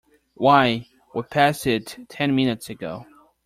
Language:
English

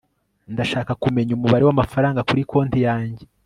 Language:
Kinyarwanda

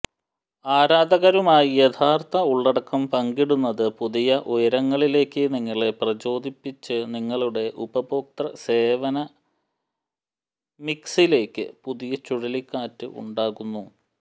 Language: Malayalam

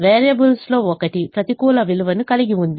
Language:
Telugu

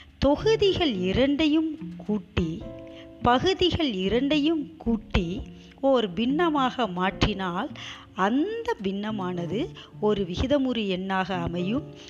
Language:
Tamil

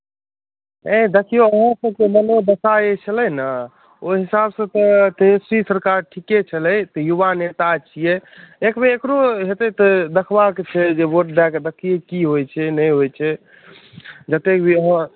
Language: Maithili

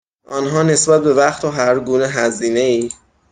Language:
Persian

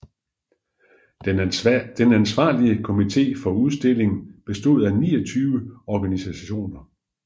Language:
Danish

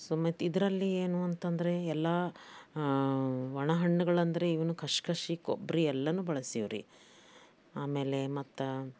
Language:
Kannada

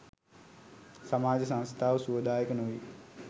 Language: Sinhala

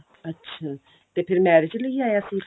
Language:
Punjabi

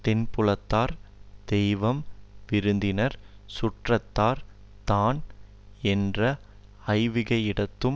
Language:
Tamil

